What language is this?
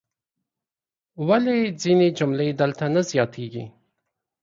Pashto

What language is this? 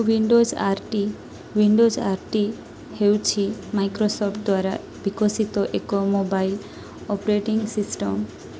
Odia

